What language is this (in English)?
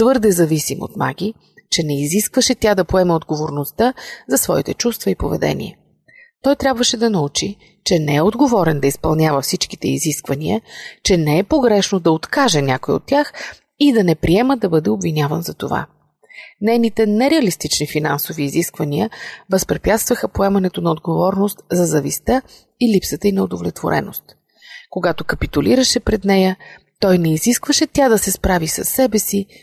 Bulgarian